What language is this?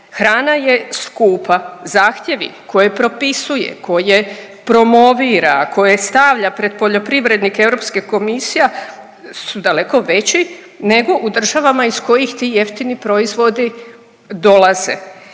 Croatian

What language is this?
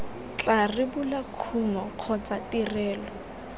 Tswana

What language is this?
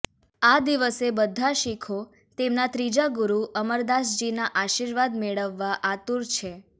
Gujarati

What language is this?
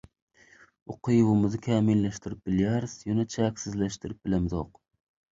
Turkmen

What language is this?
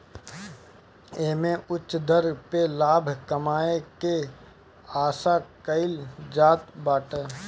Bhojpuri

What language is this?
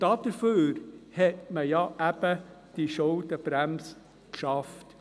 Swiss German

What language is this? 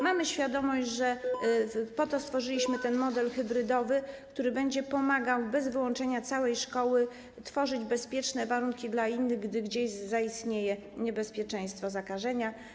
Polish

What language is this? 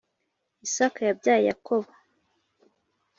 Kinyarwanda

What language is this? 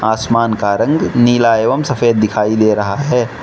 Hindi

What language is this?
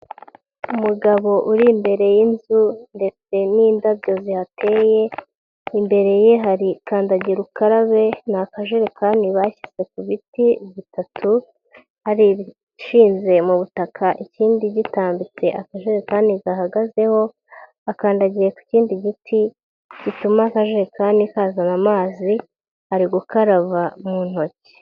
Kinyarwanda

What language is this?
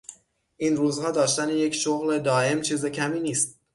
Persian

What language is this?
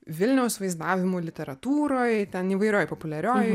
Lithuanian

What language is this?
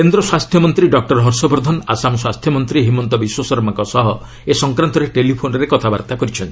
Odia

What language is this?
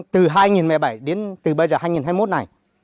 Vietnamese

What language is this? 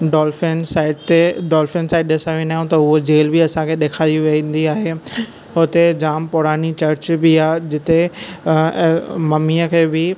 Sindhi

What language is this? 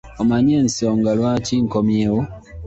Ganda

